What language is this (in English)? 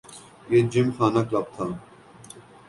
Urdu